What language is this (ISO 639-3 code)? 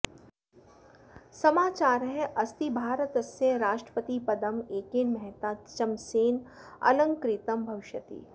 san